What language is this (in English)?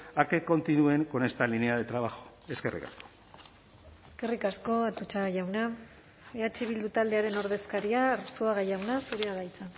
Basque